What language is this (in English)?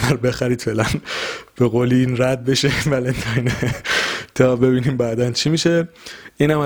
Persian